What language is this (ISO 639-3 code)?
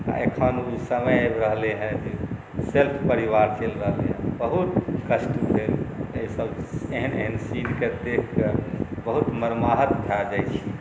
mai